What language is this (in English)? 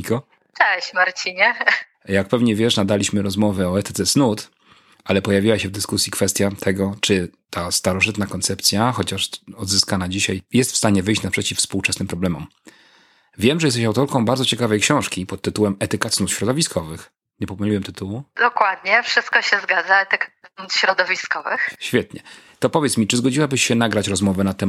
Polish